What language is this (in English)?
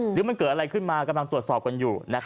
Thai